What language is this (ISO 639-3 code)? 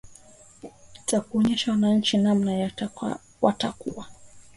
swa